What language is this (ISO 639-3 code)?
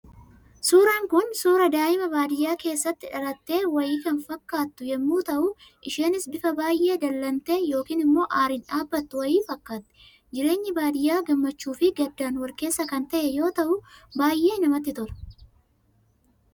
orm